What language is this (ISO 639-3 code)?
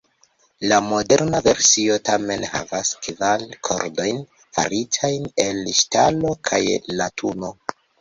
epo